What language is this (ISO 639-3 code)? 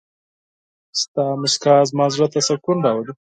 pus